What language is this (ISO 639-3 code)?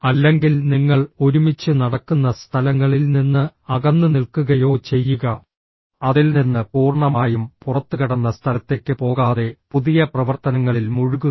mal